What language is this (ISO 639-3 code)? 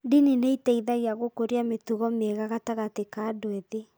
kik